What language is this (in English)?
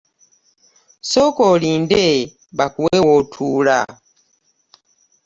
Ganda